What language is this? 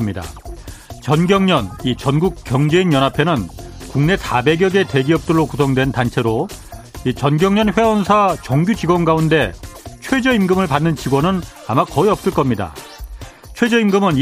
Korean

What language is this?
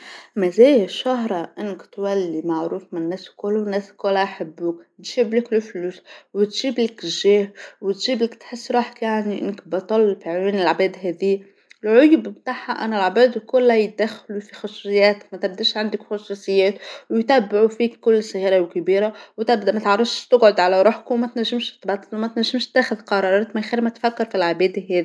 Tunisian Arabic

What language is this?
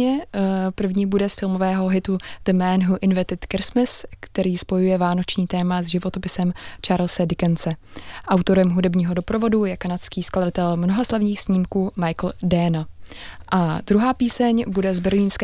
Czech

